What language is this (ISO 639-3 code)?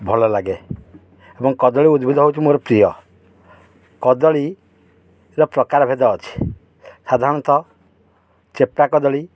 ori